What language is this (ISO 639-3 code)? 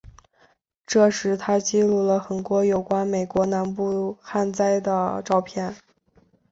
zho